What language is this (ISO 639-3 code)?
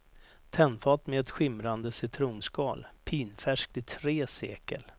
swe